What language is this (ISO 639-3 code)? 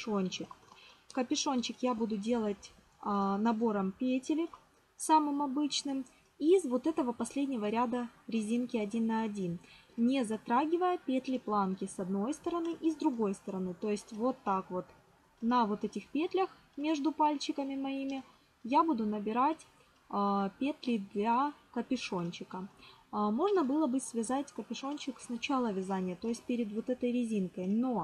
rus